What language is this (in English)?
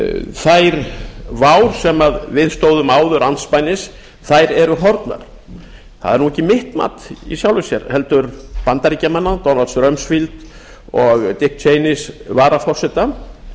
Icelandic